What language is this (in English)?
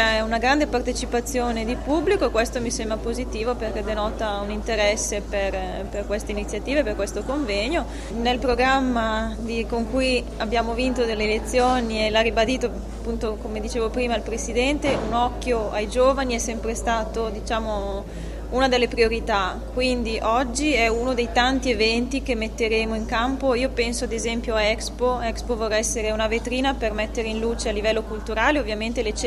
Italian